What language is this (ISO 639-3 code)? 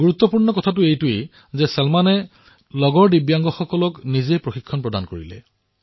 asm